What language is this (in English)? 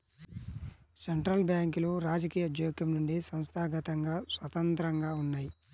Telugu